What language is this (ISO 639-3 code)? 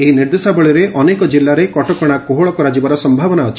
ori